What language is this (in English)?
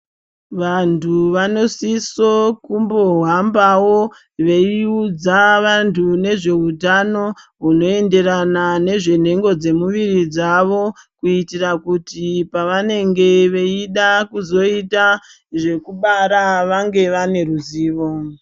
Ndau